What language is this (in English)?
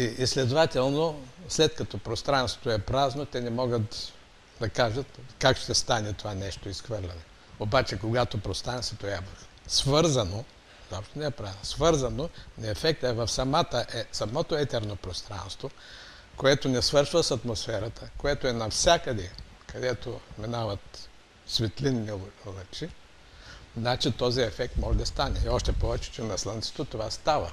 Bulgarian